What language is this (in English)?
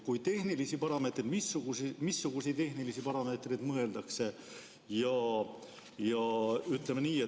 Estonian